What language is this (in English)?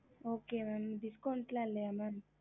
Tamil